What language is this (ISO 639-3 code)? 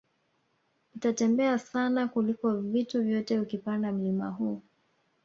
swa